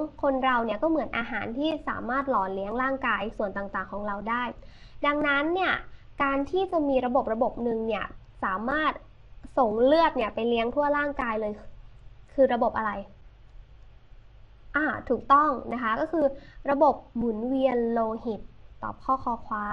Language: Thai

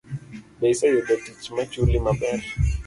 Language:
Luo (Kenya and Tanzania)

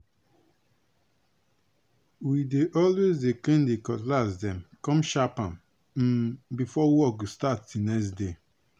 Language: Nigerian Pidgin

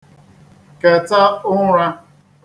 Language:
Igbo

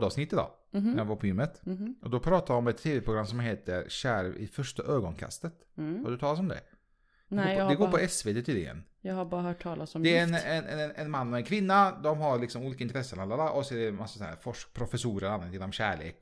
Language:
Swedish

